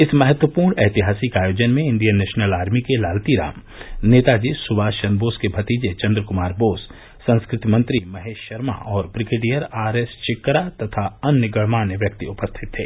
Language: Hindi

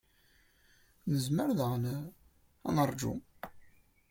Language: Kabyle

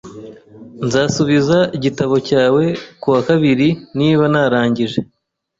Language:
Kinyarwanda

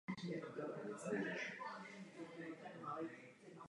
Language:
Czech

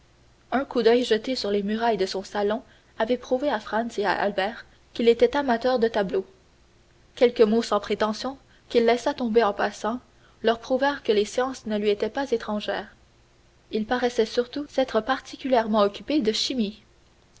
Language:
French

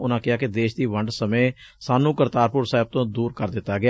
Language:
Punjabi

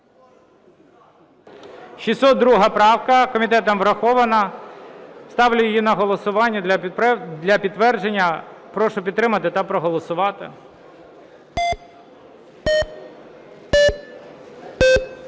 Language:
Ukrainian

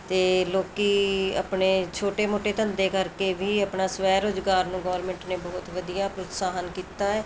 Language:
Punjabi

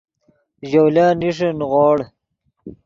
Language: Yidgha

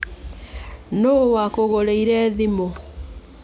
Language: Kikuyu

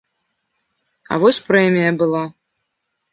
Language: Belarusian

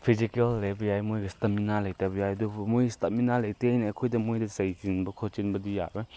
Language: Manipuri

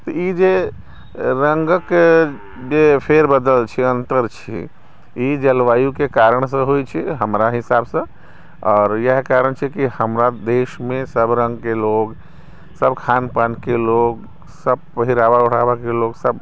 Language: Maithili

